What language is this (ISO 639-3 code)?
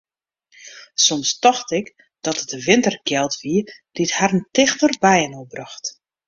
fry